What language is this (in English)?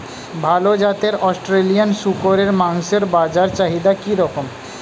Bangla